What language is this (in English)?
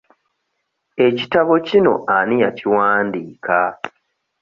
Ganda